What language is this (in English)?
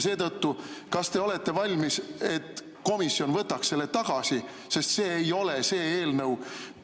Estonian